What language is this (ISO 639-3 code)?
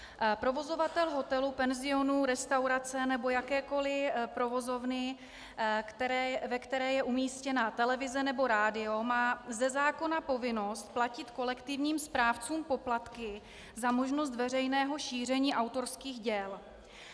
ces